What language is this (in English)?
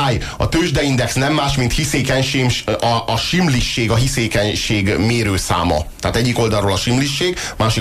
Hungarian